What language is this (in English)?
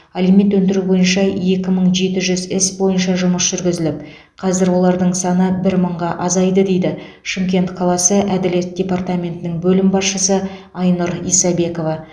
Kazakh